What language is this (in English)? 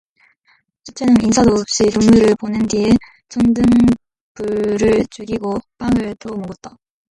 Korean